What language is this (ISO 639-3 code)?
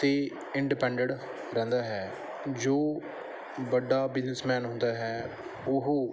pan